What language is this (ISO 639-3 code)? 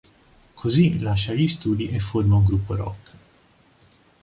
ita